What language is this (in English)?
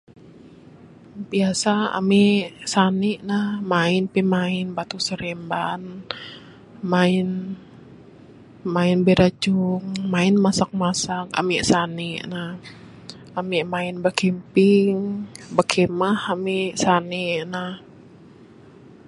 Bukar-Sadung Bidayuh